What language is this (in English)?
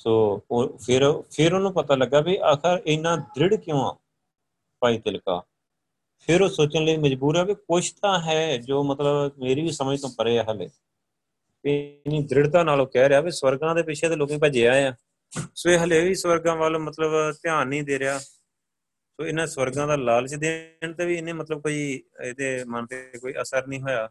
Punjabi